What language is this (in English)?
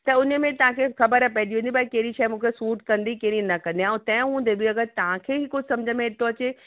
Sindhi